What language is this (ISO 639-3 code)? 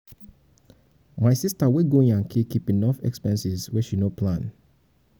pcm